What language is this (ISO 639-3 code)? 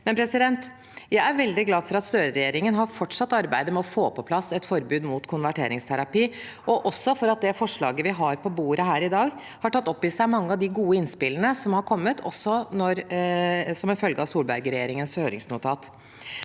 nor